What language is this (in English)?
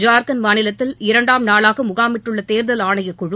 Tamil